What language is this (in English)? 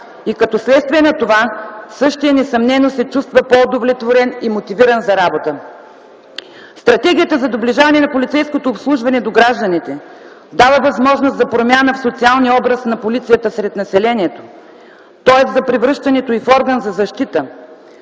Bulgarian